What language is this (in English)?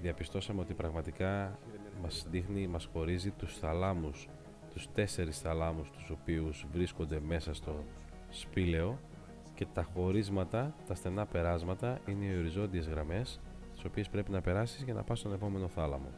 Greek